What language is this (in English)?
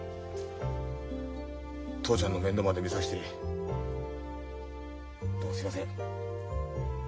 Japanese